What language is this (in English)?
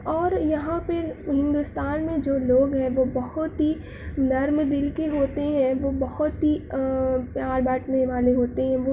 Urdu